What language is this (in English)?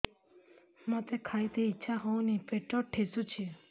Odia